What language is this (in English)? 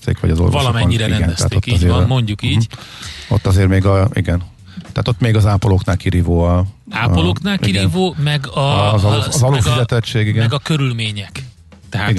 Hungarian